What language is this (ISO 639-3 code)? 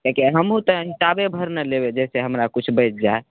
mai